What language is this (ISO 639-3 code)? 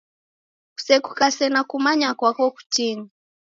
dav